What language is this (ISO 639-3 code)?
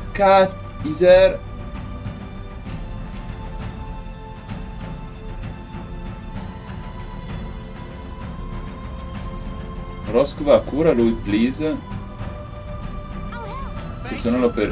ita